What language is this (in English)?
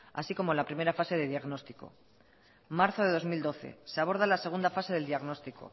Spanish